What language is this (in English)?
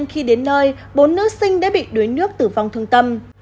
Vietnamese